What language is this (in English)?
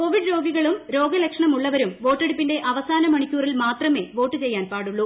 Malayalam